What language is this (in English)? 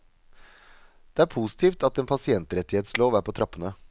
Norwegian